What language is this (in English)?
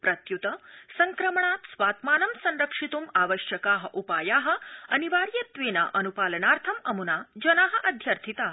Sanskrit